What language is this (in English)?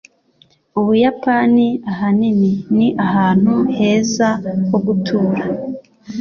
Kinyarwanda